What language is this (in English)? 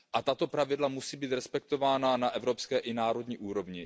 Czech